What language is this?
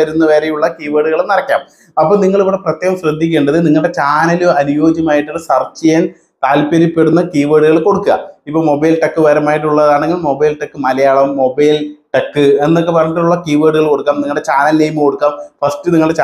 Malayalam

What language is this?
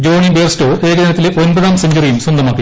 Malayalam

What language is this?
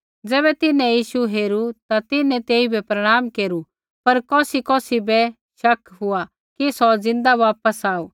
Kullu Pahari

